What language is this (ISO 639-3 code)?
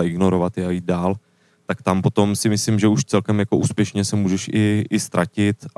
ces